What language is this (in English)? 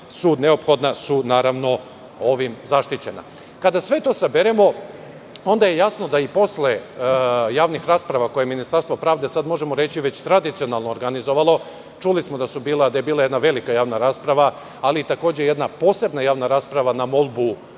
Serbian